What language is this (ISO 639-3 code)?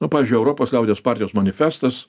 lit